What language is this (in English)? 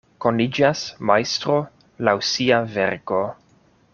Esperanto